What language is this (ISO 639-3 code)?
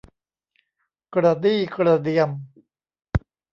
tha